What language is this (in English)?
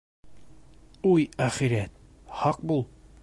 Bashkir